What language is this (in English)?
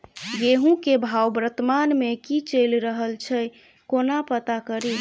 Maithili